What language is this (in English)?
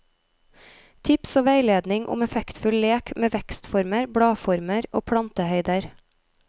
Norwegian